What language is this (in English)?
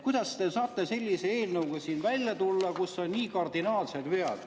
Estonian